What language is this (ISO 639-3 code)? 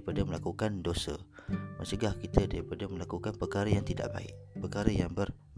msa